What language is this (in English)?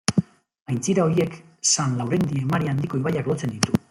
Basque